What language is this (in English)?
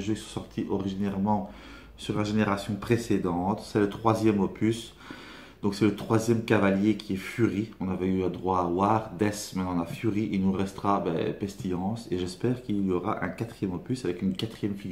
French